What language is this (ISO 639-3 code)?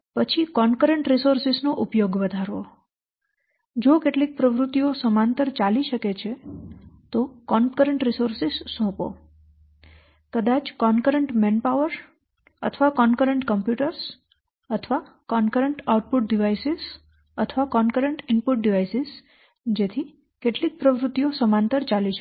guj